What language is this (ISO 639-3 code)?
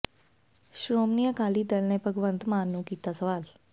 pan